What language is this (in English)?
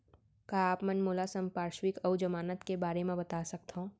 Chhattisgarhi